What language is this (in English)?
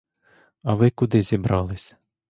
Ukrainian